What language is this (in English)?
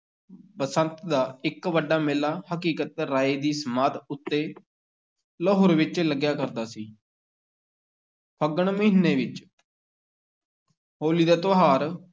Punjabi